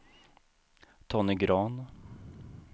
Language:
Swedish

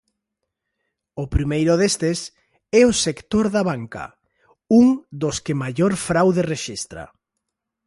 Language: Galician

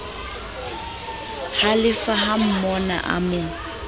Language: Southern Sotho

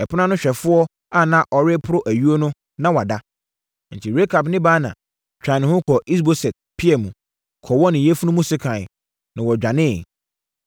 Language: Akan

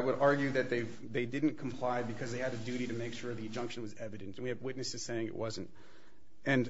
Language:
English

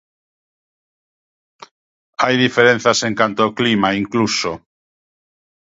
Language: Galician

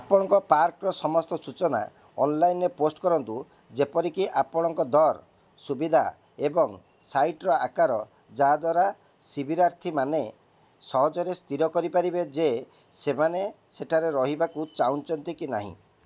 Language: Odia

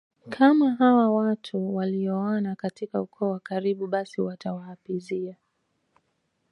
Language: Swahili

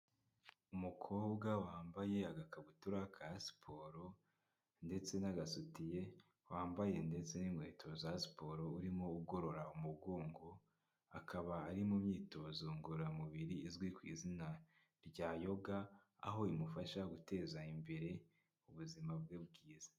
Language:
Kinyarwanda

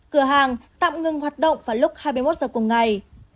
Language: Vietnamese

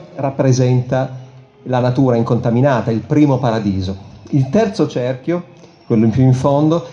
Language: Italian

